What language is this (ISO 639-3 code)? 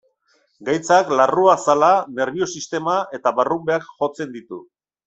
eus